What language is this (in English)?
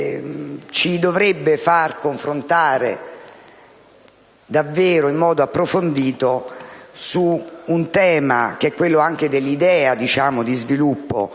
Italian